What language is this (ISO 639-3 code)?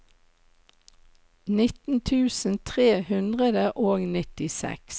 nor